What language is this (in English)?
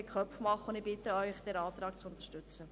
Swiss German